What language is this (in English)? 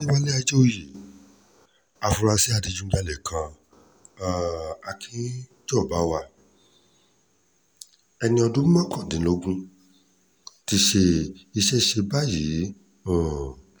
Yoruba